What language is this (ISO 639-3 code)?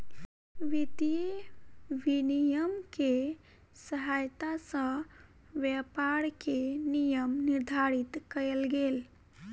mai